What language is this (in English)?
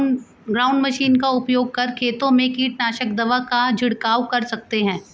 Hindi